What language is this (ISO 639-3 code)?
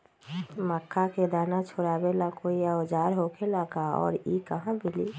mag